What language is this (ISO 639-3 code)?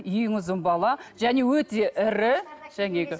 kaz